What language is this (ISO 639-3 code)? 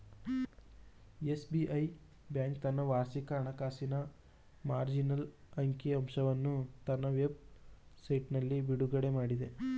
kan